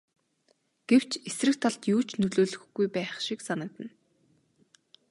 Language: Mongolian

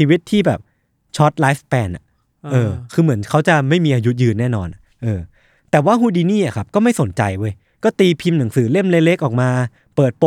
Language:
Thai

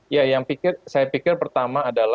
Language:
Indonesian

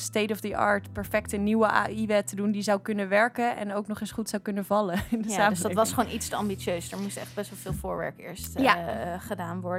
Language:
Dutch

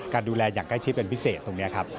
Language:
Thai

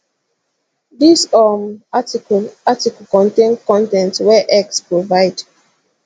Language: Nigerian Pidgin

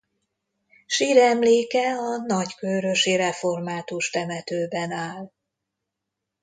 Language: Hungarian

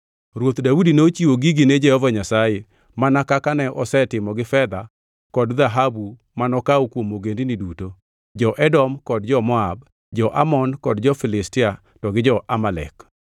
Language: Luo (Kenya and Tanzania)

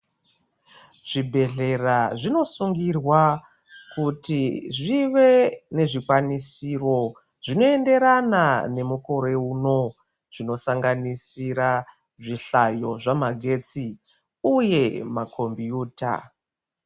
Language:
Ndau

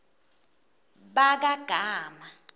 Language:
Swati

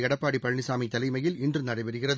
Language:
Tamil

